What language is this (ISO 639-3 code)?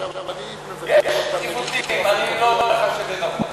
heb